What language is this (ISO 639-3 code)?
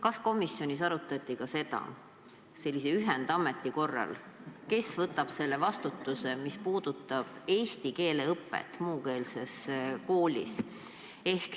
est